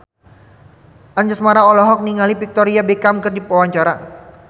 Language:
Sundanese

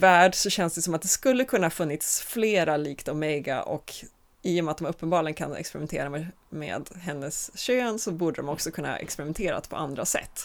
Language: Swedish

